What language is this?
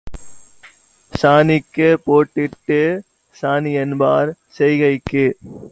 Tamil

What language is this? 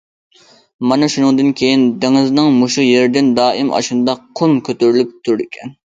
Uyghur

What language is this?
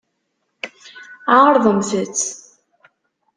Kabyle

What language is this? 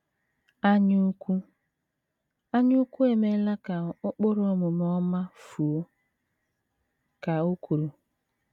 Igbo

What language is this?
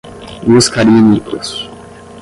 Portuguese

